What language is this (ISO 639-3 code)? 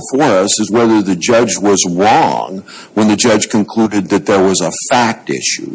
eng